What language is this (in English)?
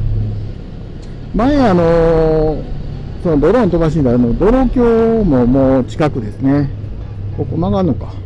Japanese